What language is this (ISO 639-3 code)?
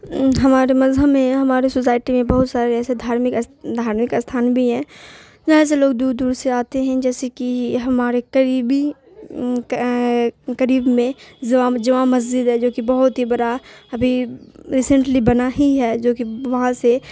urd